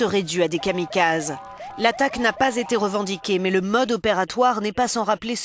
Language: French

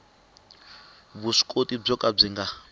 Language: Tsonga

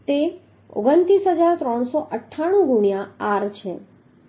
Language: Gujarati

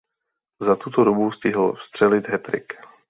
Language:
Czech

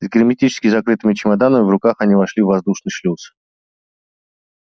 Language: Russian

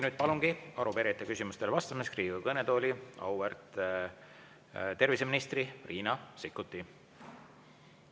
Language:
Estonian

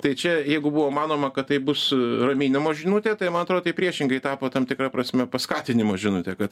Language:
Lithuanian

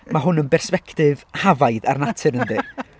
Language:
Welsh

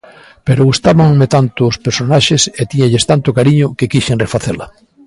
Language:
Galician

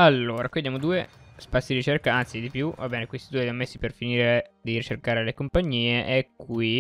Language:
Italian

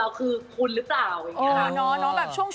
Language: Thai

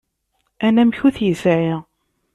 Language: Kabyle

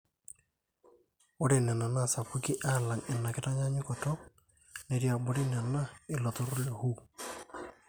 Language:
Masai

